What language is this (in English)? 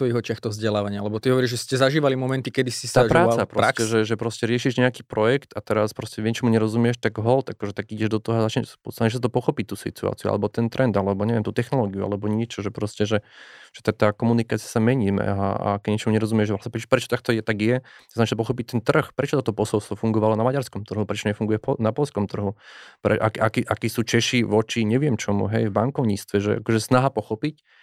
Slovak